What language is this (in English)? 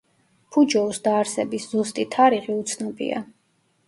Georgian